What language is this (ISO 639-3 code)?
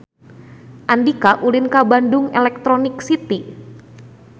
sun